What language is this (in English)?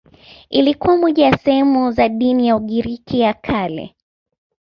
Swahili